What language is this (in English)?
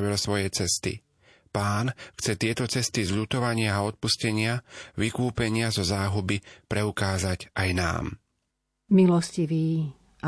Slovak